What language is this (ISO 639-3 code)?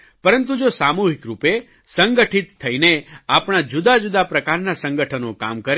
guj